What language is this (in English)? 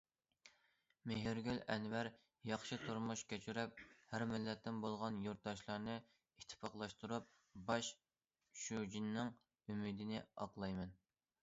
Uyghur